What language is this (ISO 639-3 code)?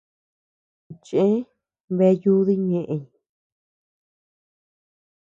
cux